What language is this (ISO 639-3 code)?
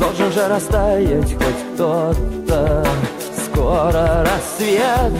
rus